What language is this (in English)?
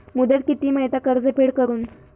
Marathi